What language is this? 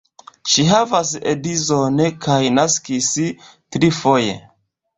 Esperanto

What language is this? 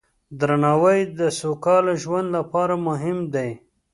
Pashto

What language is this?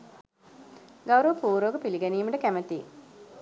Sinhala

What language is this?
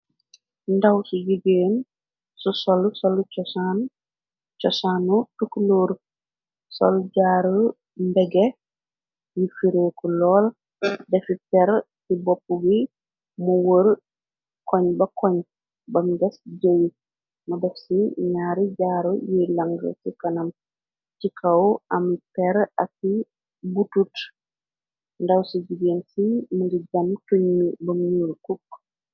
Wolof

